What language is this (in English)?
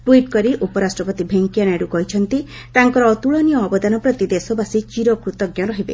Odia